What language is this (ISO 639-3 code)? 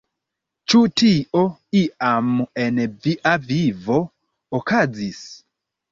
epo